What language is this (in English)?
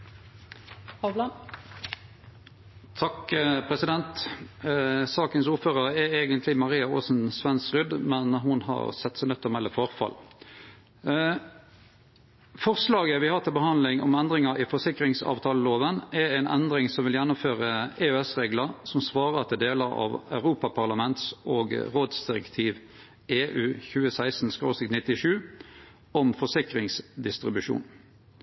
Norwegian Nynorsk